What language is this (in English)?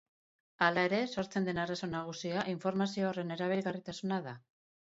Basque